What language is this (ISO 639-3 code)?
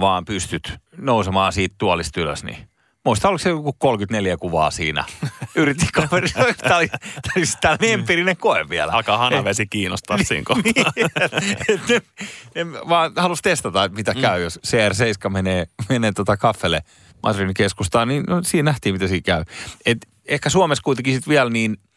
fin